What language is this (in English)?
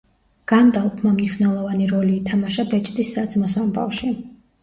Georgian